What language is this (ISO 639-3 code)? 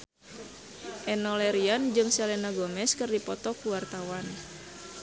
sun